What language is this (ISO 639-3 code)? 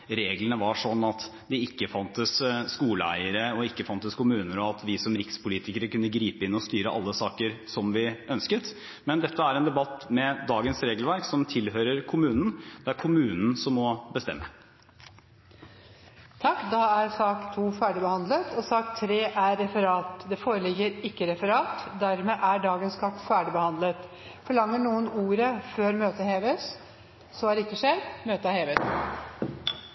nor